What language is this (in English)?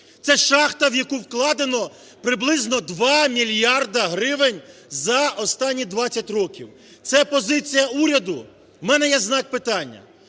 Ukrainian